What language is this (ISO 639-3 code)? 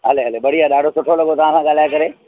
snd